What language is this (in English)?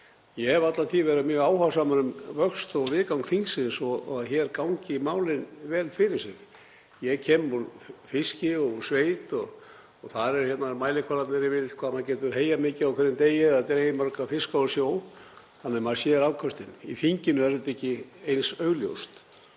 Icelandic